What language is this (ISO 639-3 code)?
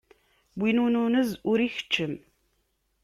kab